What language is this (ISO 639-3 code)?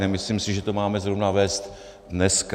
ces